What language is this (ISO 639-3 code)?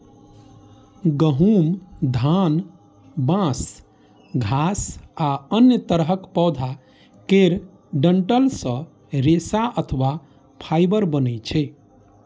mai